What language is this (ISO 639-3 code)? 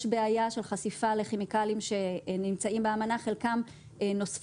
heb